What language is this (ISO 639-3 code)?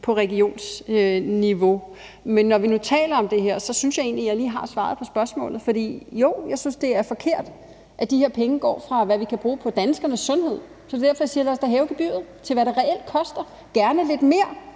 dan